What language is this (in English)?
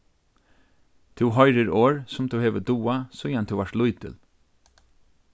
Faroese